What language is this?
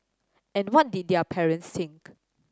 English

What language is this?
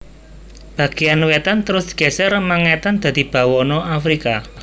Javanese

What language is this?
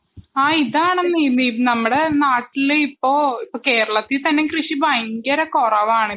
Malayalam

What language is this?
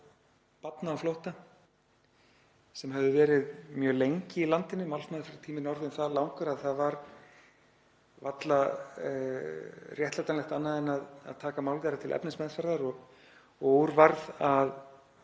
Icelandic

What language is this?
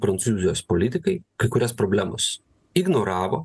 Lithuanian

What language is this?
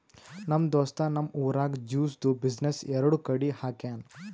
Kannada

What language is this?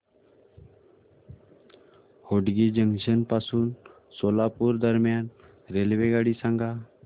Marathi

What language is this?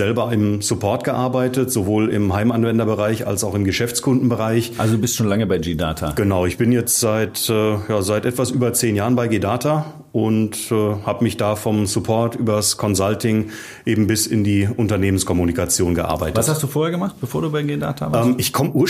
German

